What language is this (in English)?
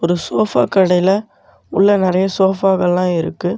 Tamil